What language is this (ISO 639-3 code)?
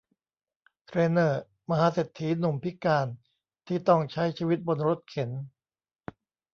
tha